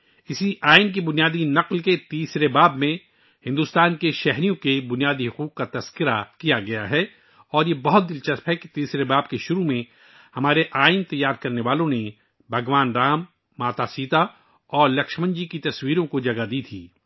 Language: Urdu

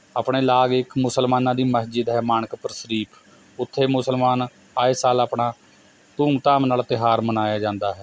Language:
Punjabi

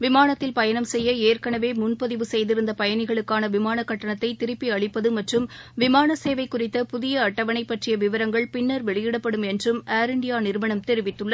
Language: Tamil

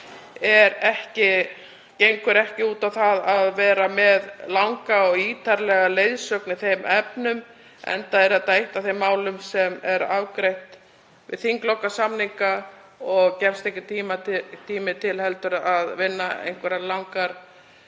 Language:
Icelandic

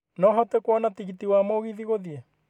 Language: Kikuyu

